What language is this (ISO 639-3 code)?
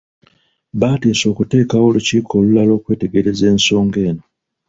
lug